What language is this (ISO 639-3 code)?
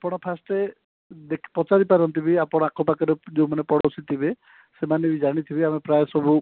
ori